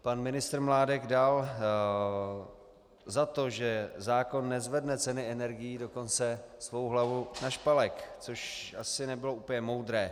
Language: Czech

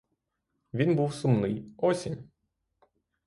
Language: Ukrainian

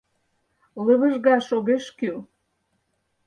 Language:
Mari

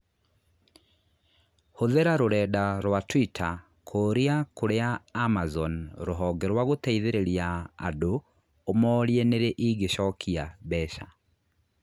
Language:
Kikuyu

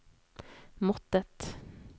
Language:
Norwegian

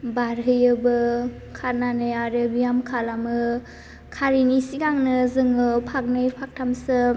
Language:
Bodo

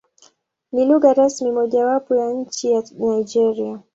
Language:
Swahili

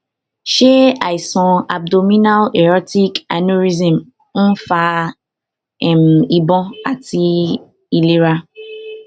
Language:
Yoruba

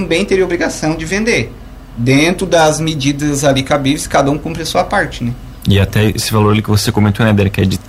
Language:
Portuguese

